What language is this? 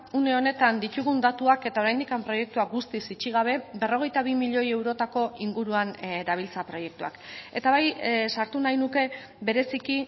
Basque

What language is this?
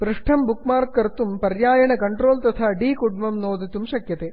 Sanskrit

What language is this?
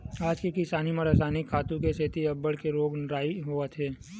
Chhattisgarhi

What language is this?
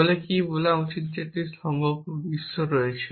Bangla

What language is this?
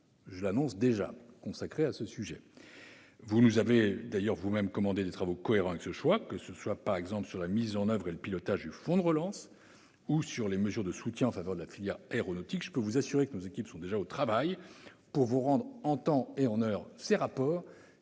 French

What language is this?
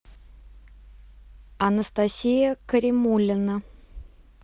Russian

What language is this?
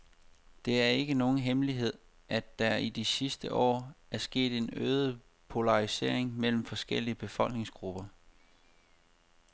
Danish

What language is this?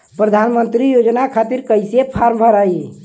Bhojpuri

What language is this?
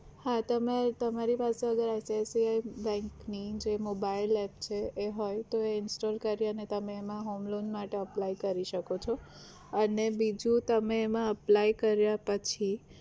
Gujarati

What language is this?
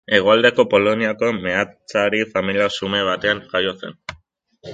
Basque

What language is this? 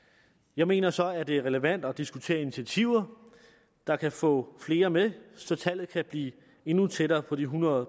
Danish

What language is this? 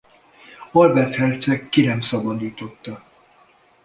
Hungarian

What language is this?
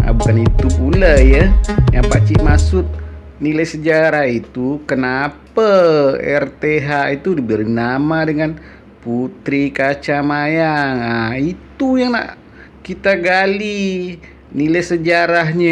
Indonesian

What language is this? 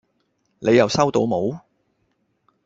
Cantonese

